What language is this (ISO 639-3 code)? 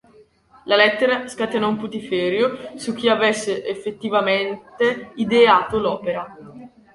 ita